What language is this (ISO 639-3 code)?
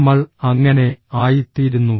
mal